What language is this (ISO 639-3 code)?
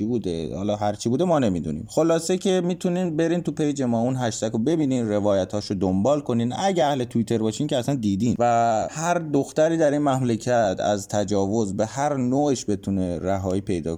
fas